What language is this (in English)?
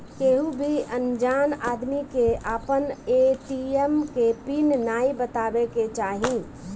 Bhojpuri